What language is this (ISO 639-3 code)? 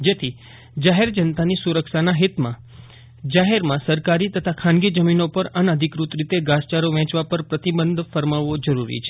guj